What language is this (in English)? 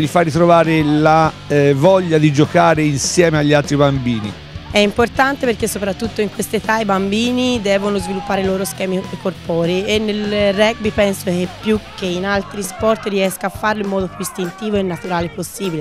Italian